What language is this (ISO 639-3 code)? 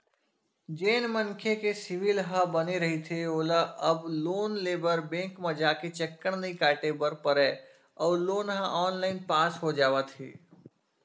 hne